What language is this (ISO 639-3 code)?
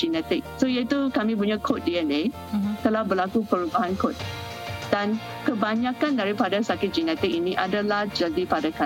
msa